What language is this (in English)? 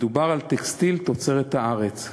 Hebrew